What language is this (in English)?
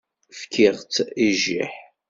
Kabyle